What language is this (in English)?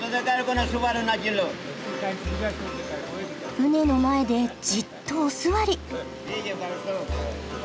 Japanese